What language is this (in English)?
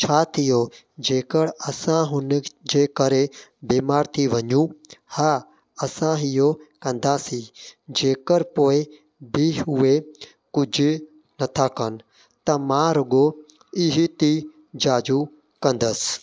Sindhi